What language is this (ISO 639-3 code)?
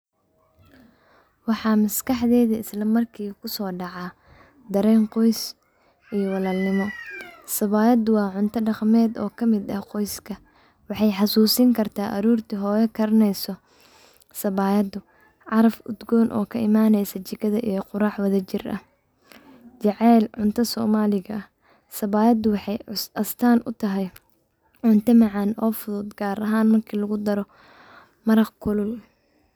som